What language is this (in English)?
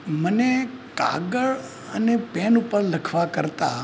Gujarati